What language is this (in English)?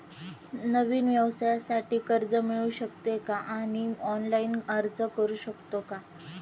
Marathi